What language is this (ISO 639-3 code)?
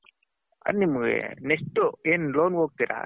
kan